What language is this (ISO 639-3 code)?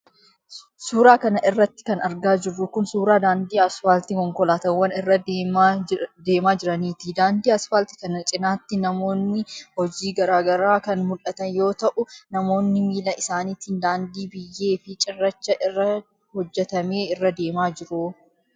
orm